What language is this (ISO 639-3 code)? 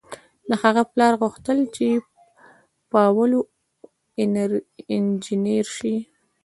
pus